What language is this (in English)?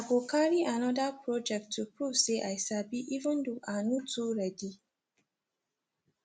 Nigerian Pidgin